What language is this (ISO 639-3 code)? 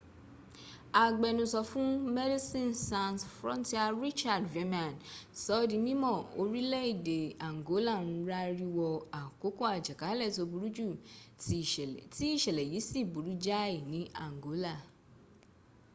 yor